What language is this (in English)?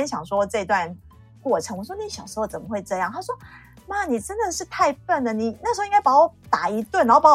Chinese